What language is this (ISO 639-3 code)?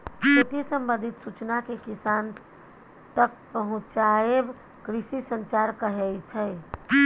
mai